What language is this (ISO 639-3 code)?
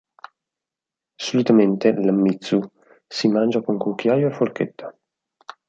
ita